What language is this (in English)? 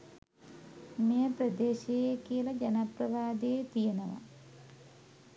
Sinhala